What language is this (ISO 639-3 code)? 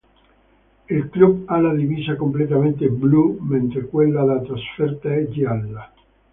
ita